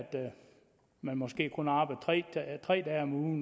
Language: Danish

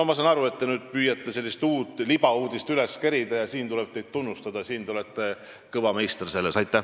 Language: Estonian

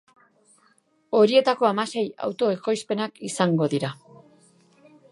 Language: Basque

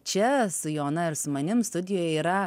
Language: Lithuanian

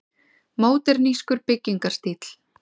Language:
Icelandic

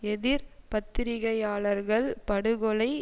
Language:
Tamil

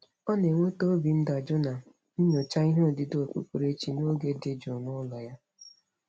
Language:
Igbo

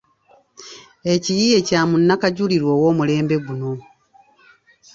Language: Ganda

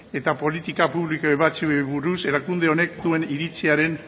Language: Basque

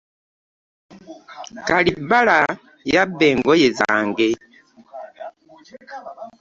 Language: Ganda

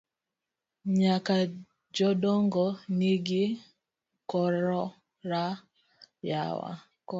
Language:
Luo (Kenya and Tanzania)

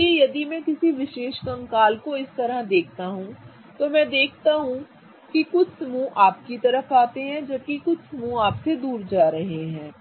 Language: Hindi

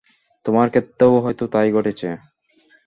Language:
Bangla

